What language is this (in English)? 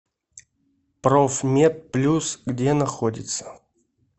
Russian